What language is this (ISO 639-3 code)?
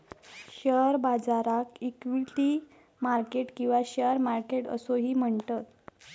mar